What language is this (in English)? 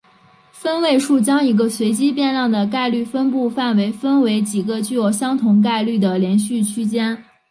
Chinese